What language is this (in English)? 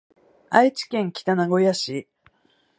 Japanese